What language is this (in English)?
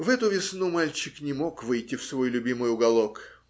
Russian